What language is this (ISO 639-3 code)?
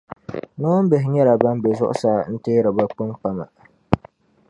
dag